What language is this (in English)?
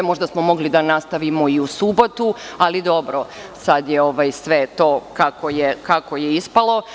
Serbian